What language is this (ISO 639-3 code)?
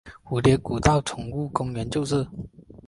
zho